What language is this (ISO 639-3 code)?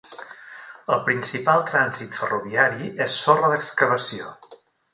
cat